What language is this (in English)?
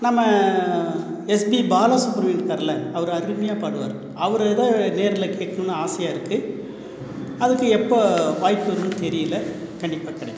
Tamil